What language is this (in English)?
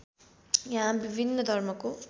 Nepali